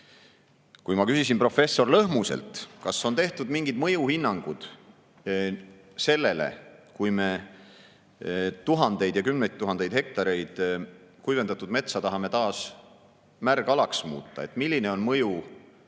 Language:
Estonian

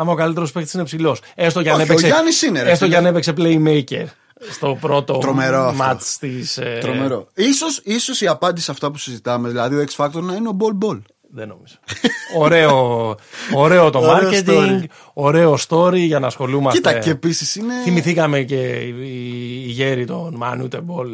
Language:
Greek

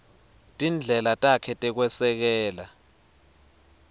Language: Swati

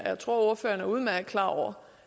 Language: Danish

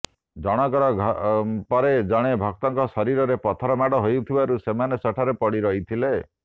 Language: Odia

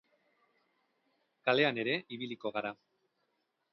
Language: Basque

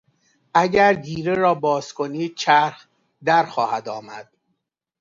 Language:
Persian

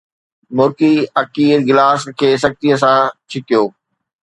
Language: Sindhi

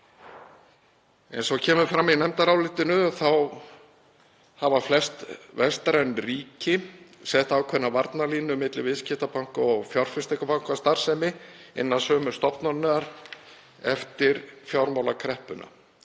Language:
Icelandic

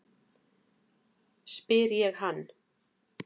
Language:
Icelandic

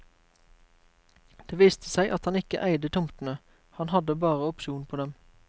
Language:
Norwegian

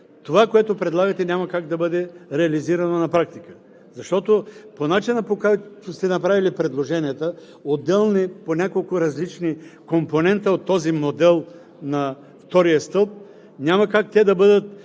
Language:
Bulgarian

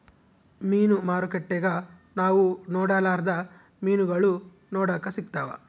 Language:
Kannada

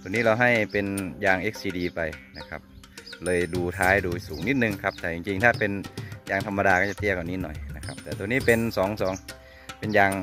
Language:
Thai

